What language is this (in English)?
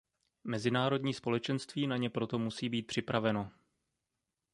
Czech